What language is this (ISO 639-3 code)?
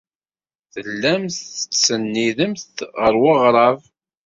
kab